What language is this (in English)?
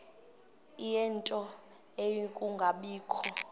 Xhosa